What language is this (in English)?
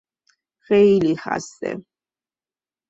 Persian